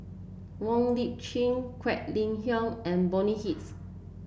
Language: English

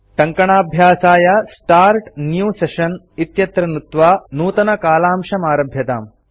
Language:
Sanskrit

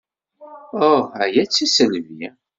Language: Kabyle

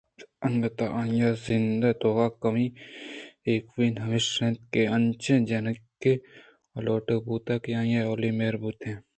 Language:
Eastern Balochi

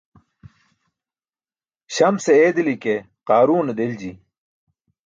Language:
Burushaski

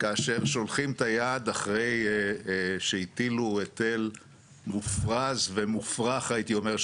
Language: Hebrew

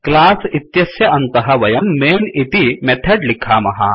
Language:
Sanskrit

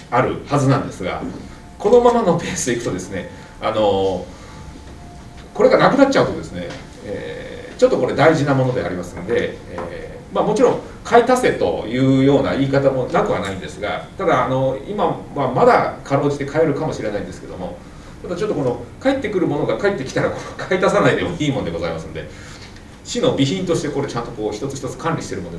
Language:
Japanese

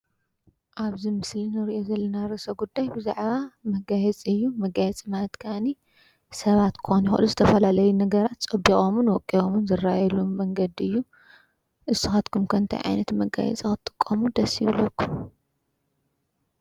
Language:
Tigrinya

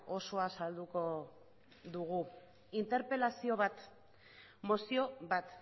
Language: Basque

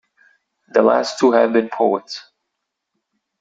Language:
English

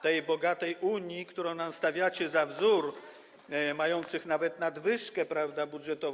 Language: Polish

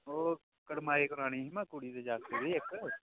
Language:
Dogri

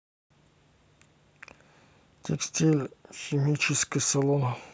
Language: Russian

